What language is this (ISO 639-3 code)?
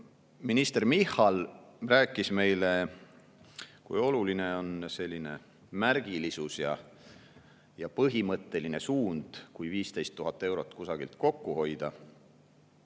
est